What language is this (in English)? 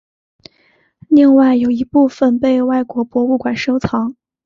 Chinese